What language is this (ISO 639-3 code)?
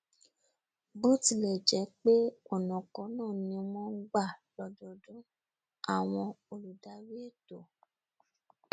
yor